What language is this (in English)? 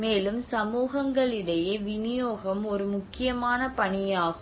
Tamil